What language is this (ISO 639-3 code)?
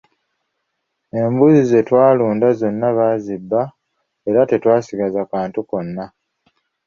lug